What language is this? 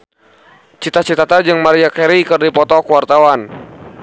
Sundanese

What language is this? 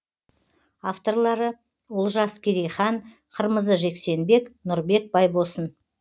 Kazakh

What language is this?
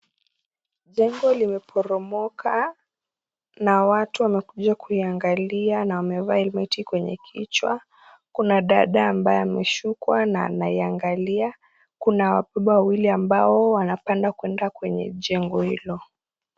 Swahili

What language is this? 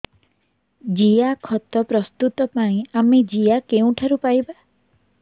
Odia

